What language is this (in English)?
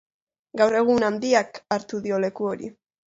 Basque